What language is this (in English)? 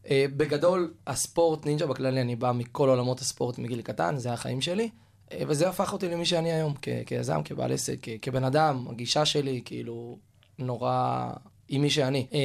Hebrew